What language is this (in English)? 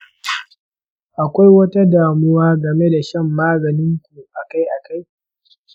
Hausa